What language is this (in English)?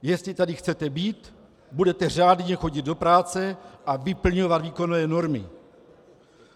Czech